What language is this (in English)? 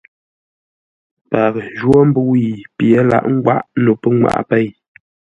Ngombale